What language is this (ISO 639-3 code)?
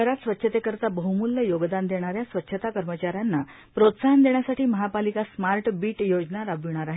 mar